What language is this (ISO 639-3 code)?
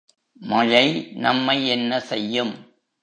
tam